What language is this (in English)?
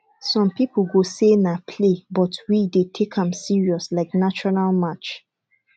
Nigerian Pidgin